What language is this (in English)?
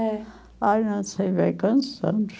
Portuguese